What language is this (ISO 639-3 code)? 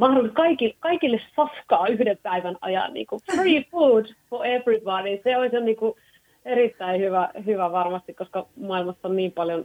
fin